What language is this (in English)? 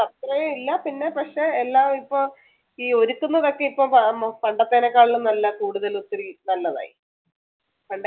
Malayalam